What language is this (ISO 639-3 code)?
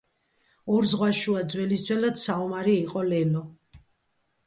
kat